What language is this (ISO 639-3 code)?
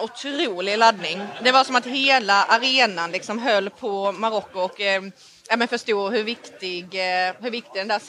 swe